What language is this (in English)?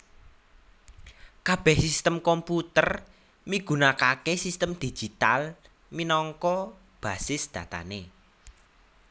Javanese